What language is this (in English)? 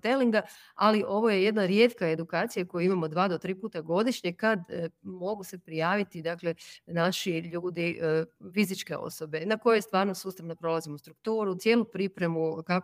Croatian